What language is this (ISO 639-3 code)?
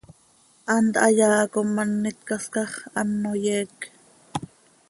sei